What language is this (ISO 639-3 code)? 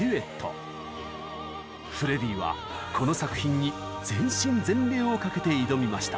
jpn